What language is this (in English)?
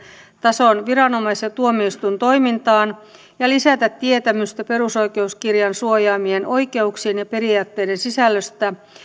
Finnish